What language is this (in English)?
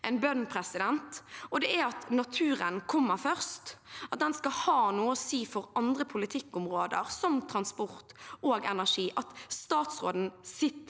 Norwegian